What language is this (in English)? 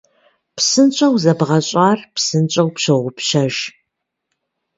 Kabardian